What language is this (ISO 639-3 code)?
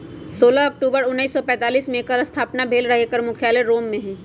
mag